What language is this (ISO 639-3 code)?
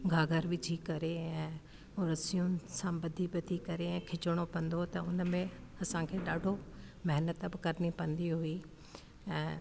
snd